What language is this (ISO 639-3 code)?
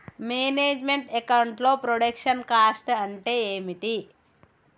tel